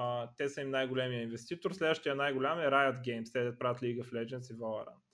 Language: Bulgarian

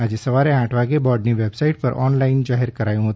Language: Gujarati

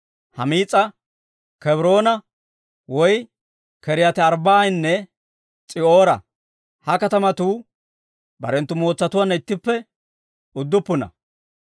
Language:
Dawro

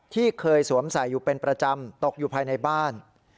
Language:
Thai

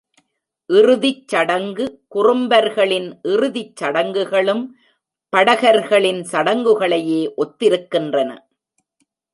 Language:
Tamil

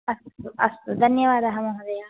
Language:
Sanskrit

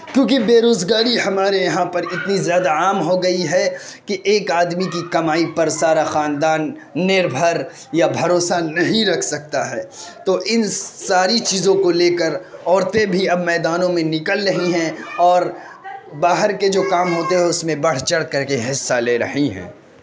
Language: Urdu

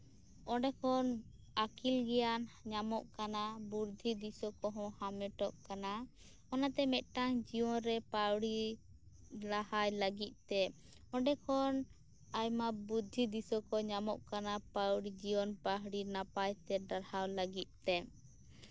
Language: Santali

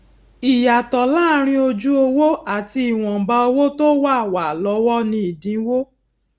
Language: Yoruba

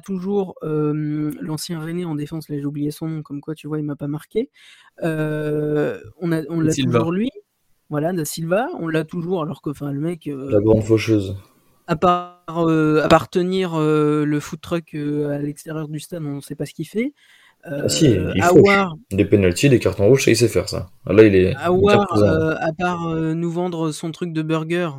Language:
French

